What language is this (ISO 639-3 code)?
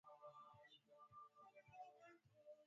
swa